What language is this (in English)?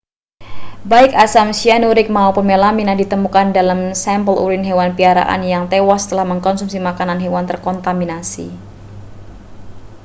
Indonesian